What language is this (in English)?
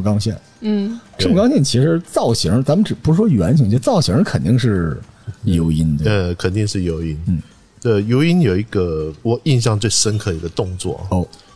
Chinese